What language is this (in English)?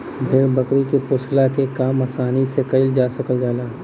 Bhojpuri